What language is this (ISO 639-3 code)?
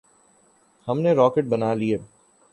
urd